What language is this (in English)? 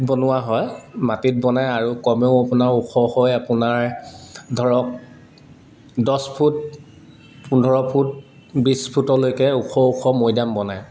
Assamese